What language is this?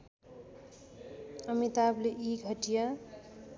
Nepali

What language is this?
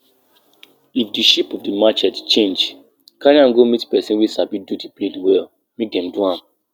Nigerian Pidgin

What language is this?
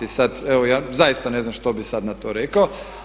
Croatian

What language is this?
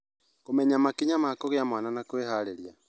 Kikuyu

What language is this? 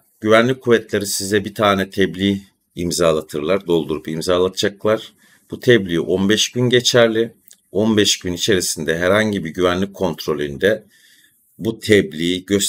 Turkish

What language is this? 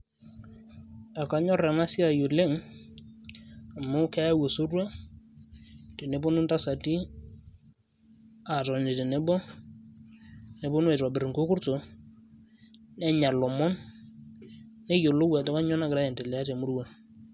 Masai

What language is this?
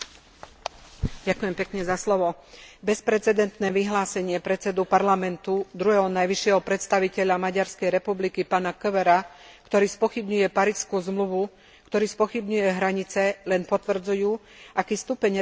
Slovak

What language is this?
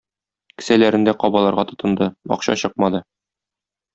Tatar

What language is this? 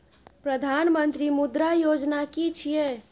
Maithili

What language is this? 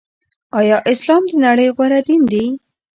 Pashto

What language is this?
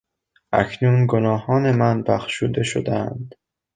Persian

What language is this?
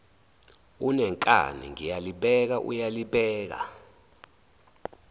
Zulu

